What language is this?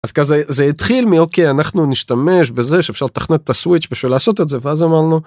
Hebrew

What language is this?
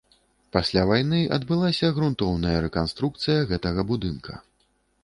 Belarusian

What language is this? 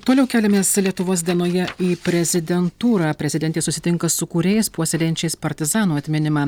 Lithuanian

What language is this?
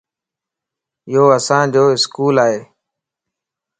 Lasi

